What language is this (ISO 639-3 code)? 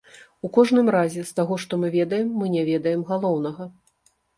bel